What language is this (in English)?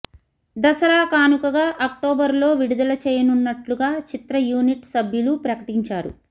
Telugu